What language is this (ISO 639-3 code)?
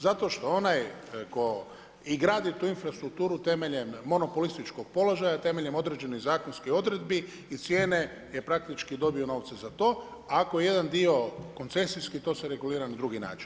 hrv